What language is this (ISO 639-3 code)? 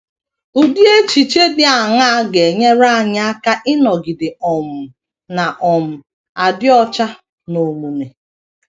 ibo